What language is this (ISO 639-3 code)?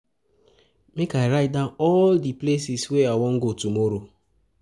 pcm